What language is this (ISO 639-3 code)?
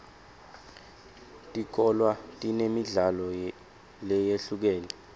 ssw